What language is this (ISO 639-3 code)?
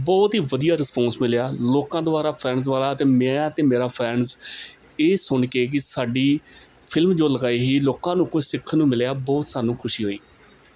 pan